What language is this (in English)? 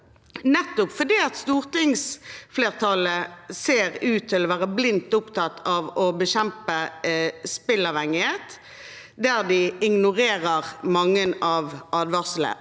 Norwegian